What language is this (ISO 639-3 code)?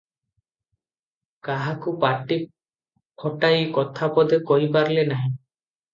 ori